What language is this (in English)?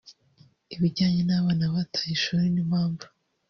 Kinyarwanda